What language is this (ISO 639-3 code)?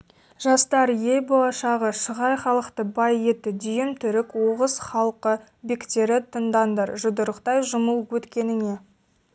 kaz